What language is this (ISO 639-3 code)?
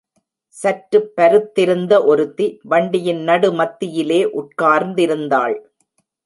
tam